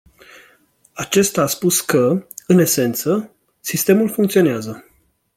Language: Romanian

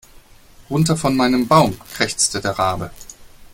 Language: German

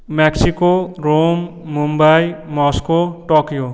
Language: Bangla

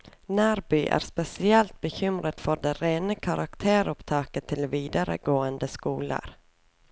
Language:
Norwegian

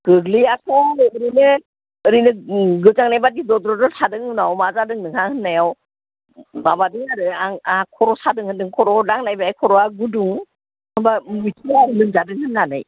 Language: Bodo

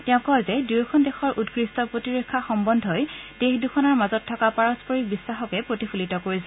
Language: Assamese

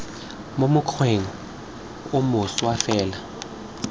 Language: Tswana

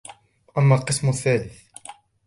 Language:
Arabic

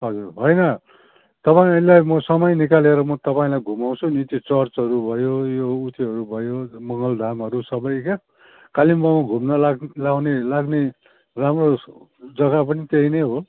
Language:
Nepali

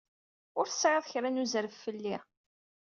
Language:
Kabyle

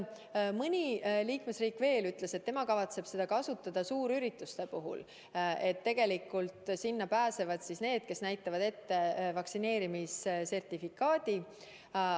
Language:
Estonian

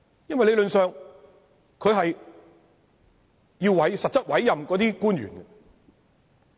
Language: Cantonese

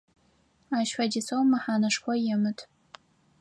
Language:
Adyghe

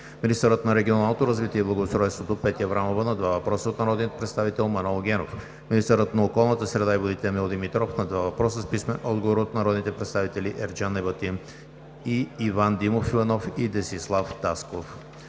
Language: Bulgarian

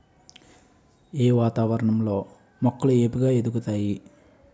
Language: Telugu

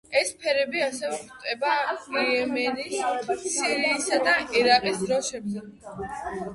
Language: Georgian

